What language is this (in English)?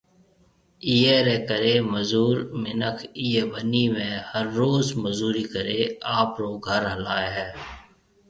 Marwari (Pakistan)